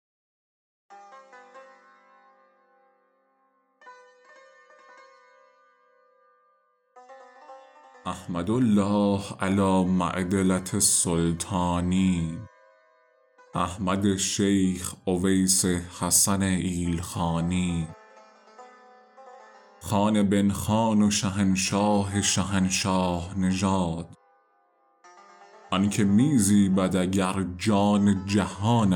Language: Persian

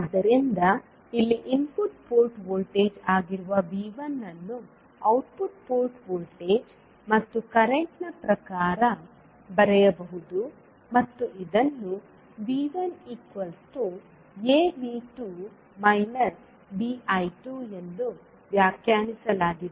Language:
Kannada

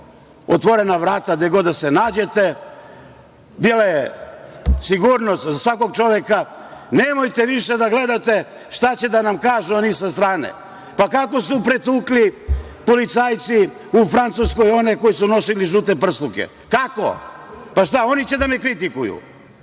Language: Serbian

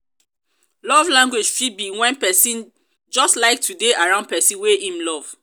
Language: Nigerian Pidgin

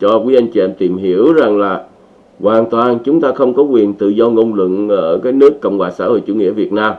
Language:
Vietnamese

